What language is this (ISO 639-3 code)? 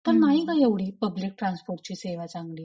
mar